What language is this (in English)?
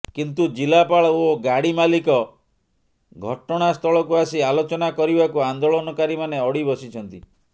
Odia